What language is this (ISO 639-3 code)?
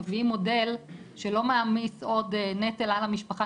heb